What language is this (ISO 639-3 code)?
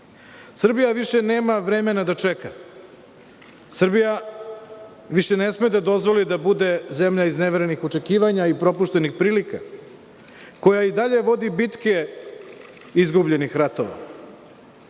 srp